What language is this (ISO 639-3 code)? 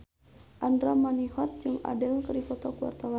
sun